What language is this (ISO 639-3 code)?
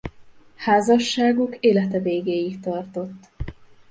hun